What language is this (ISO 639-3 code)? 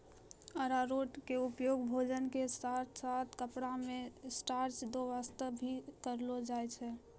mai